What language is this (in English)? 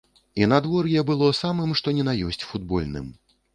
Belarusian